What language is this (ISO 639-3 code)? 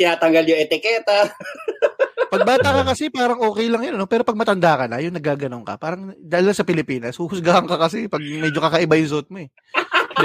fil